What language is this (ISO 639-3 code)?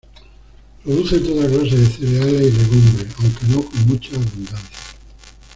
spa